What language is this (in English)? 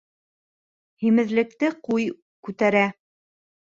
Bashkir